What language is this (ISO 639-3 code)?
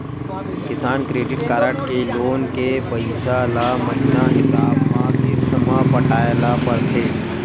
hne